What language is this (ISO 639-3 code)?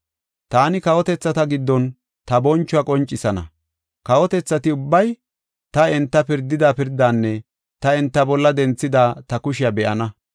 gof